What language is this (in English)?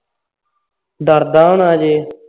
Punjabi